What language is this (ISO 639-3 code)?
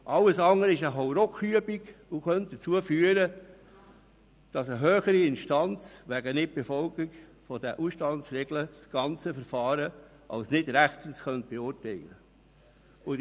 gsw